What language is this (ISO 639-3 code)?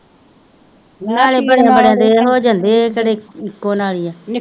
pan